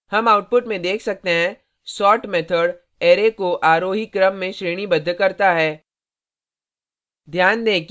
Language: Hindi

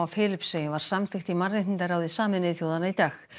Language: Icelandic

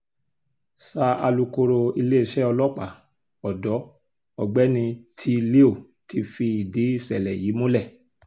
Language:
Yoruba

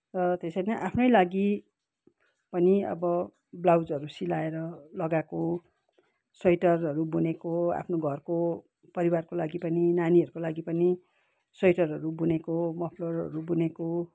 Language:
Nepali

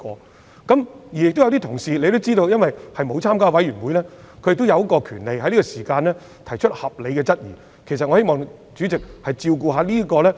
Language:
Cantonese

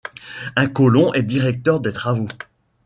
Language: French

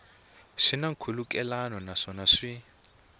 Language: Tsonga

